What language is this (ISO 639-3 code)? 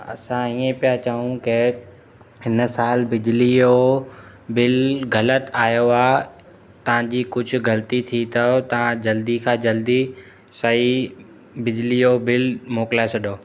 snd